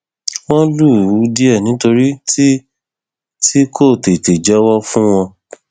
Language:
Yoruba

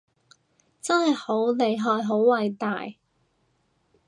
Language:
Cantonese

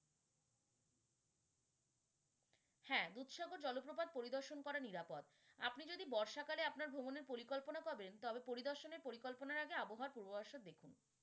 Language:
Bangla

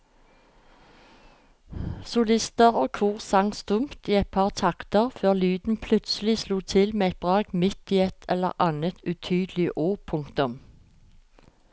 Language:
Norwegian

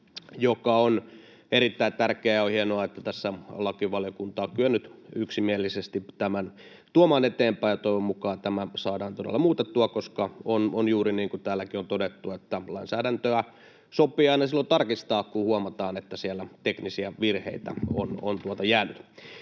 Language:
Finnish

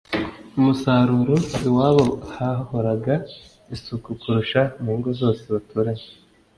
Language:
Kinyarwanda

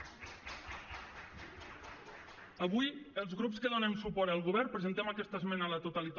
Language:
Catalan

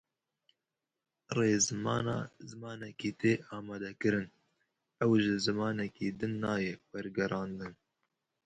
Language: Kurdish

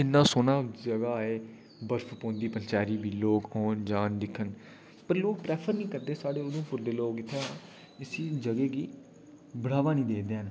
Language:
Dogri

